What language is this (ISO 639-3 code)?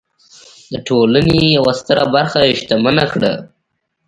pus